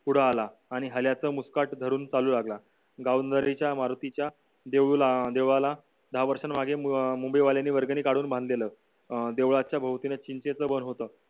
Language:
Marathi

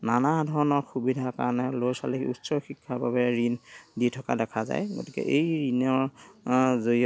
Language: Assamese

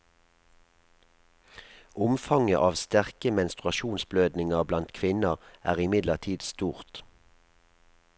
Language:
Norwegian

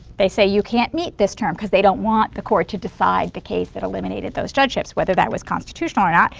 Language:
English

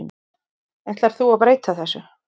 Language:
Icelandic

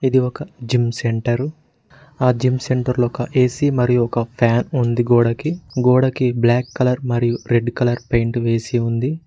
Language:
Telugu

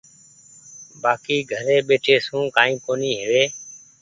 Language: Goaria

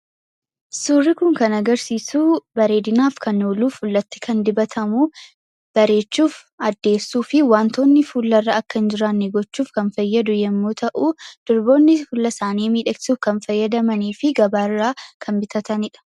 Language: Oromo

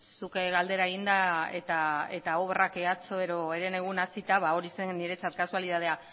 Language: Basque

